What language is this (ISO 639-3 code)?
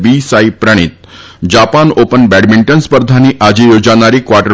guj